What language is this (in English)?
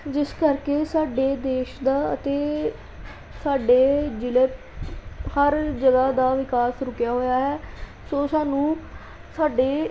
Punjabi